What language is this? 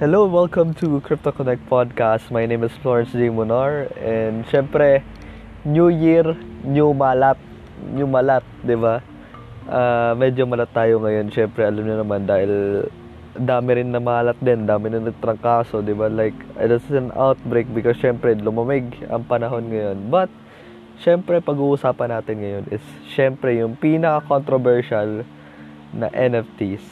Filipino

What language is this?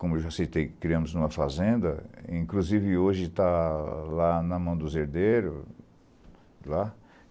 Portuguese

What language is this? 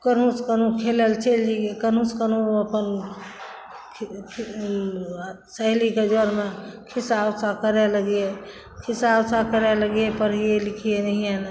Maithili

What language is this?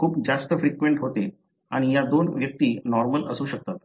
Marathi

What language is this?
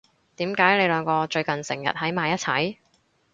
Cantonese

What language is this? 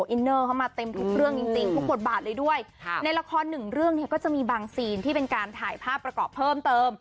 Thai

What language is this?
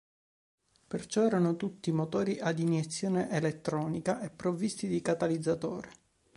Italian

